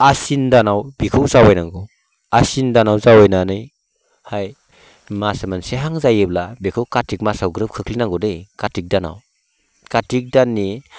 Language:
Bodo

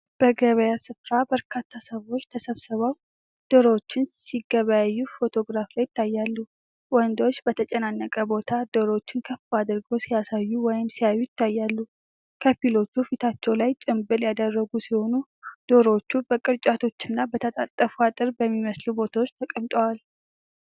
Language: Amharic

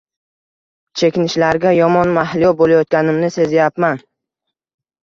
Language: Uzbek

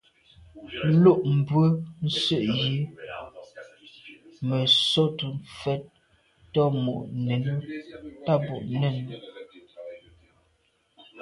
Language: Medumba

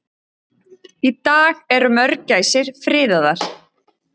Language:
Icelandic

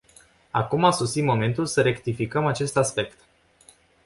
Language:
Romanian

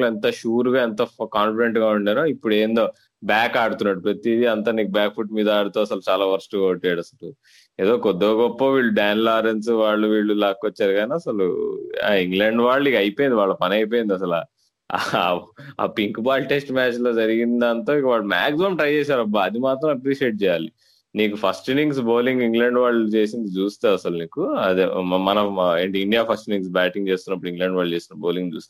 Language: Telugu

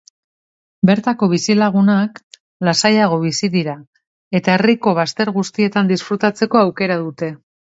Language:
Basque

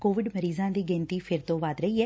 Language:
Punjabi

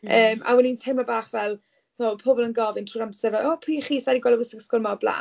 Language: Welsh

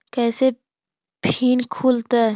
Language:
Magahi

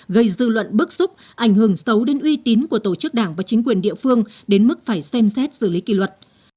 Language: Vietnamese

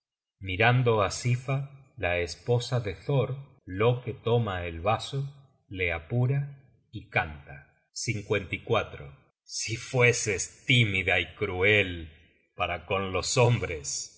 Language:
Spanish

